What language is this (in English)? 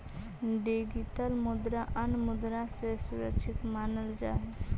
Magahi